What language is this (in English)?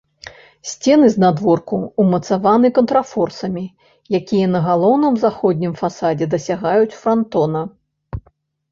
Belarusian